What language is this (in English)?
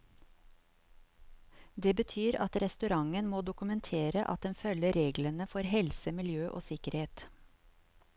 Norwegian